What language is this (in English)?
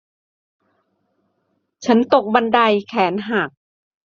Thai